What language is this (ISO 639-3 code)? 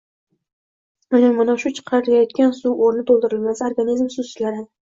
uzb